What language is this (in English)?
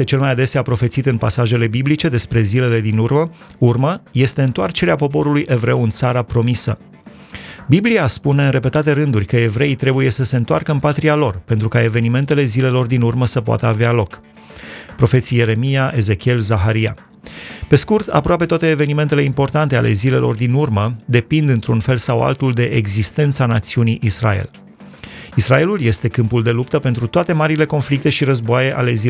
Romanian